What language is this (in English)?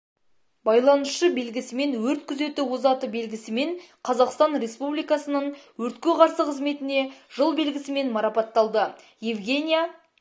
Kazakh